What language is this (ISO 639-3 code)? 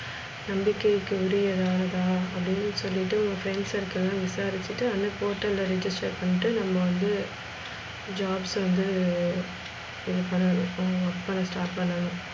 tam